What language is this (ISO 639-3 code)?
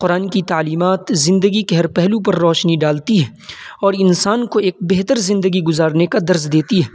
urd